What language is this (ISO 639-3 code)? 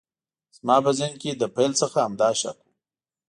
pus